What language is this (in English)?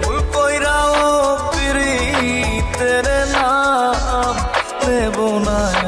Bangla